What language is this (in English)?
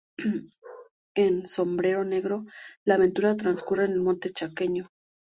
Spanish